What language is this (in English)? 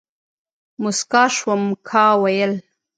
Pashto